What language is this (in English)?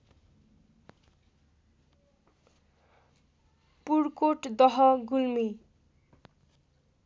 Nepali